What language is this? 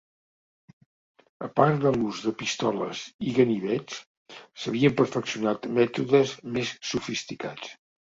Catalan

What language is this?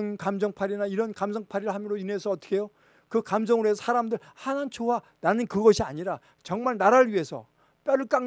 Korean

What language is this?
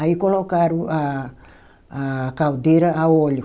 Portuguese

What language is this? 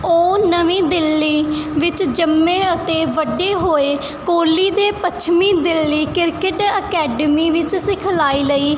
Punjabi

